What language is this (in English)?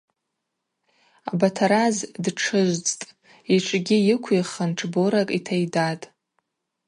Abaza